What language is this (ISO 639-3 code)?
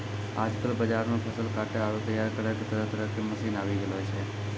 mai